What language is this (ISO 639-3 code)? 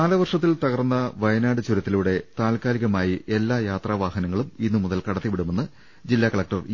mal